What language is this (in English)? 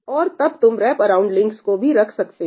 Hindi